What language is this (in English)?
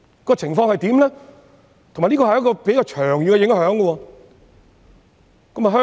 Cantonese